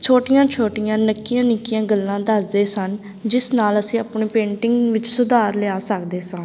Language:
Punjabi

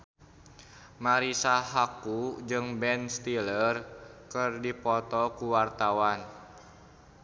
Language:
Sundanese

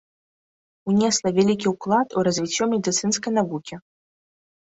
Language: Belarusian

